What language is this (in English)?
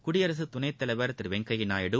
Tamil